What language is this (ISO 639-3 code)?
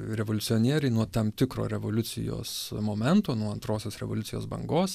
lit